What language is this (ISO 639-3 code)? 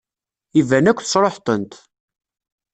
kab